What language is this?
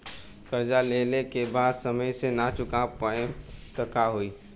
Bhojpuri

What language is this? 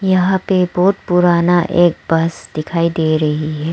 Hindi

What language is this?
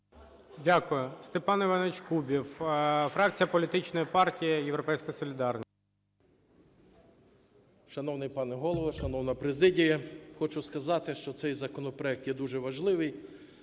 Ukrainian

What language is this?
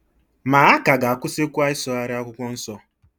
Igbo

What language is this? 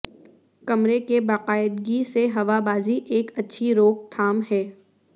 Urdu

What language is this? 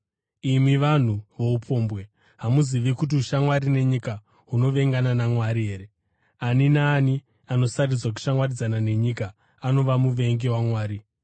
Shona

